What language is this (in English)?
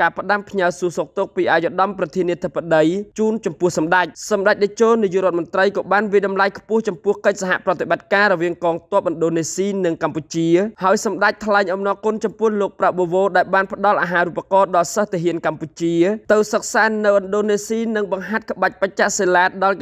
Thai